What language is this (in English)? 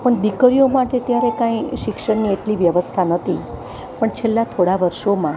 Gujarati